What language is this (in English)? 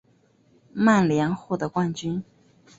Chinese